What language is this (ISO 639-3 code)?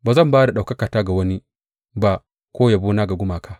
hau